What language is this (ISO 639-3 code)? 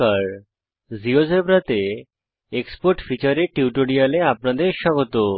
ben